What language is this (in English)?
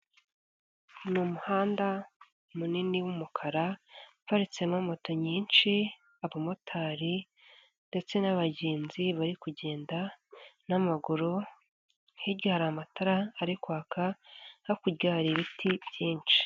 Kinyarwanda